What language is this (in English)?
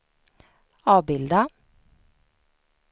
Swedish